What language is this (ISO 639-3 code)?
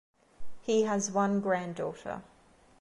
eng